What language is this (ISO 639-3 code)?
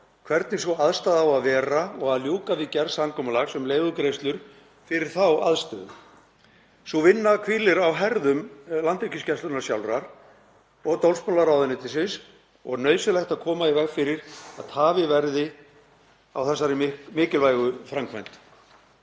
isl